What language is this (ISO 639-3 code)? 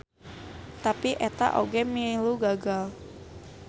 sun